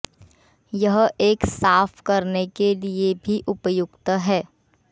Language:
Hindi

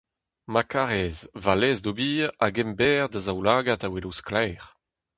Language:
Breton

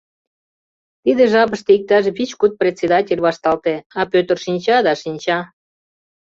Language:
Mari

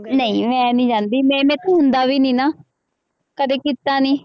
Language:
Punjabi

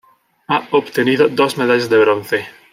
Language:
Spanish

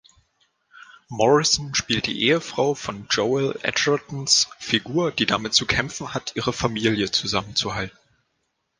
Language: German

